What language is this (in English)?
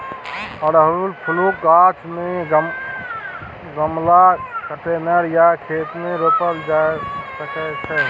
Maithili